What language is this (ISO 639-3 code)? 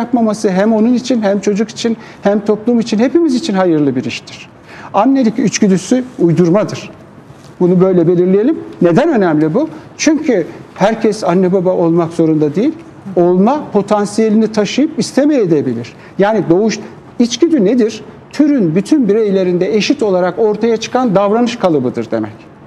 tur